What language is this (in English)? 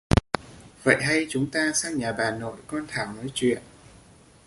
Vietnamese